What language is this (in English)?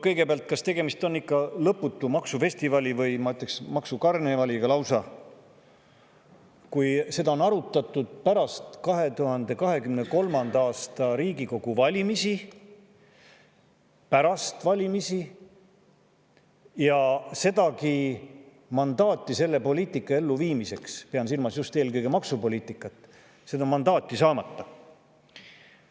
Estonian